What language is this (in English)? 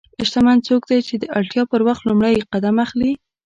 Pashto